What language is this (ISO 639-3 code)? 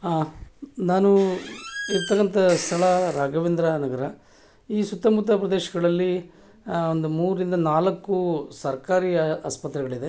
kan